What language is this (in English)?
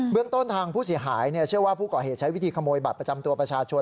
Thai